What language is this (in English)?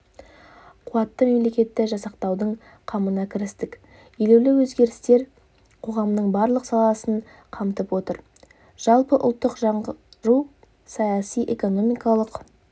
Kazakh